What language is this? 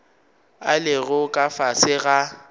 Northern Sotho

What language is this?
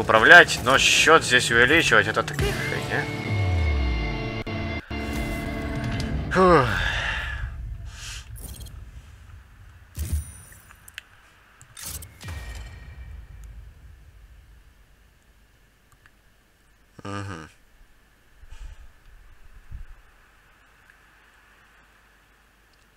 Russian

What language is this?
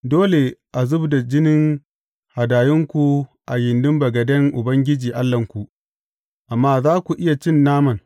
Hausa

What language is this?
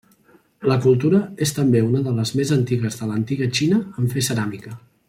Catalan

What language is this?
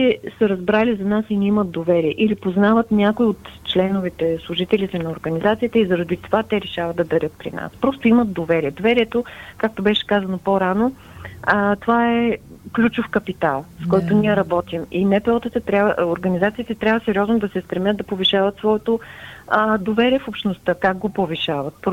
Bulgarian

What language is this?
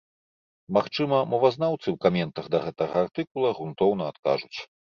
Belarusian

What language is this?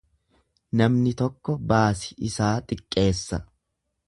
Oromo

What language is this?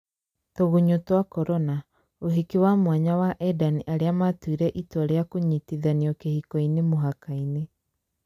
Kikuyu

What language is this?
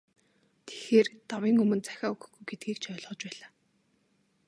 Mongolian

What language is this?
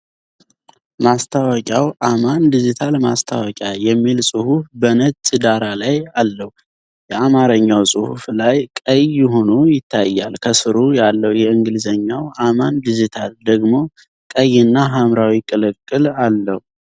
Amharic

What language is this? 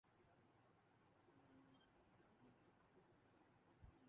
Urdu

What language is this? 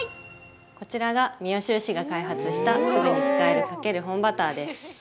Japanese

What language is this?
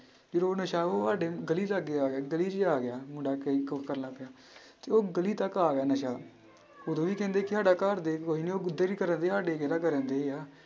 Punjabi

